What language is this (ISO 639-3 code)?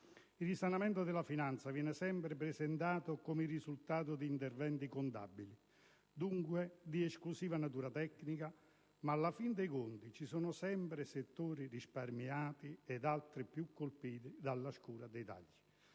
ita